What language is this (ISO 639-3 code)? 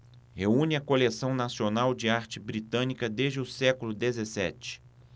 por